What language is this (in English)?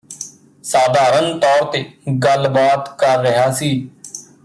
Punjabi